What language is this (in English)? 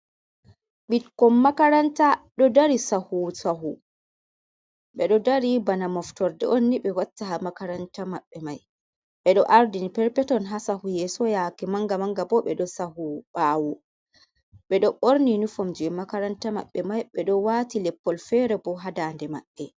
Fula